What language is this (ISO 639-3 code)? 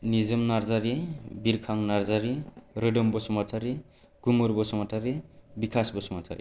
brx